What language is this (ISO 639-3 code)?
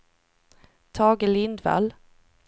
swe